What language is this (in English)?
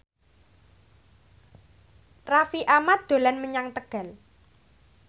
Javanese